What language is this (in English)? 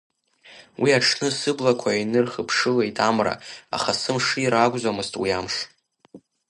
Abkhazian